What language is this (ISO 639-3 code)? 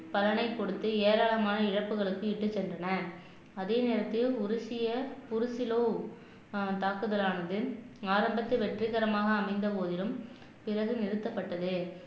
tam